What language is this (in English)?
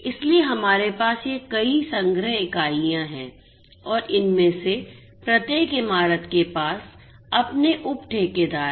Hindi